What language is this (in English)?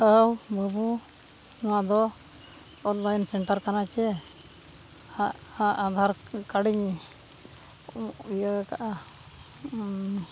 Santali